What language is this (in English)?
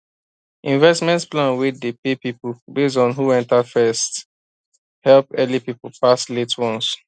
Nigerian Pidgin